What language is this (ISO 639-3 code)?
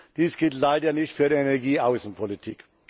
deu